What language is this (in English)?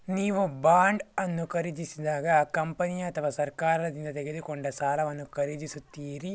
Kannada